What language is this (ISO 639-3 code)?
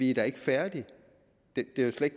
dan